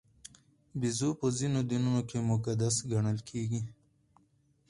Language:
Pashto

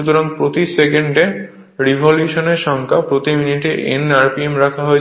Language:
Bangla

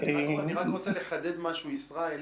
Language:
Hebrew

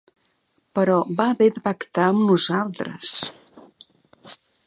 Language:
Catalan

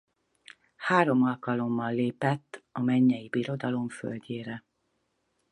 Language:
Hungarian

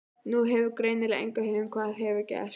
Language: Icelandic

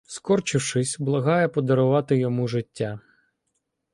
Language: Ukrainian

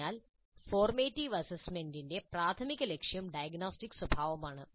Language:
Malayalam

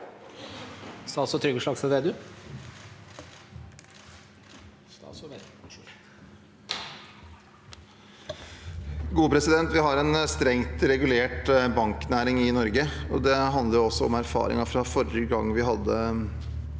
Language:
Norwegian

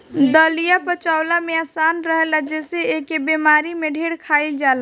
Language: Bhojpuri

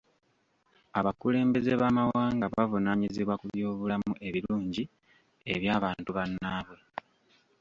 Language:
Ganda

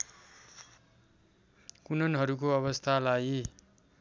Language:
Nepali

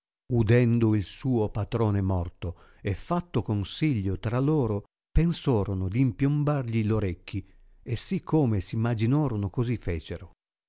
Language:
Italian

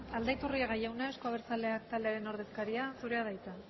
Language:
Basque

